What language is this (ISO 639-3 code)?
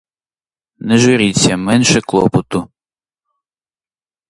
ukr